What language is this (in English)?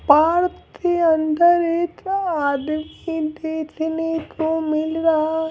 Hindi